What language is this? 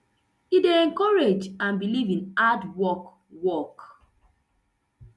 Nigerian Pidgin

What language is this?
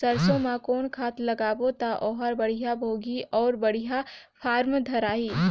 Chhattisgarhi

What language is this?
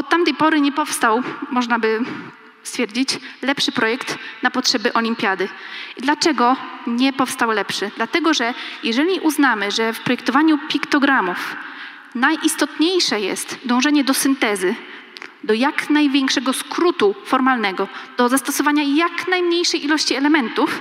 Polish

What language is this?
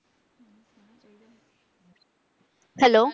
Punjabi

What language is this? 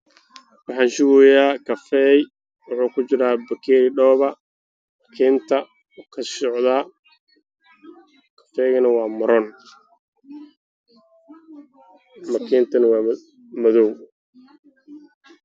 Somali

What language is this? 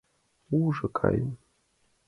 Mari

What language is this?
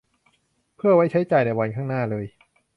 Thai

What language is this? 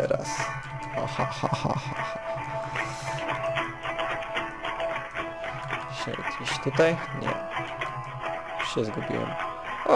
Polish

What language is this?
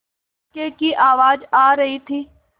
Hindi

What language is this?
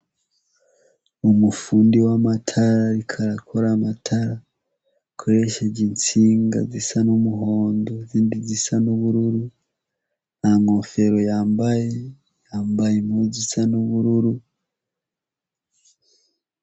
Rundi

